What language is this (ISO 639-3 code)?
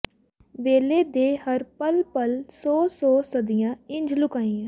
pan